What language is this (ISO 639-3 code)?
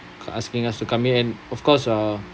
eng